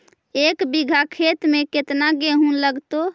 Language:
Magahi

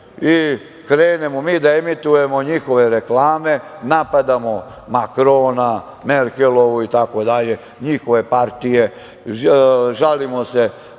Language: Serbian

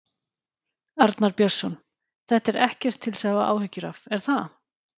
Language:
Icelandic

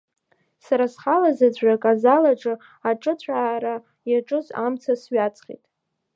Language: Abkhazian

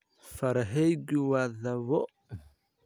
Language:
Somali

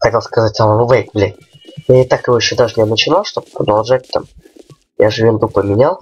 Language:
Russian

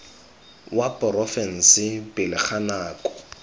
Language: Tswana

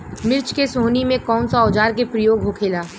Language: Bhojpuri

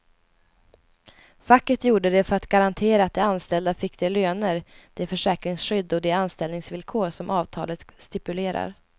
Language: Swedish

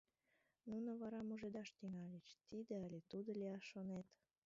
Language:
Mari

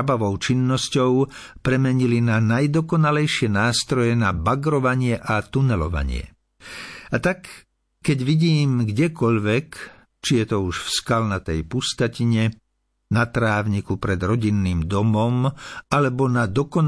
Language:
Slovak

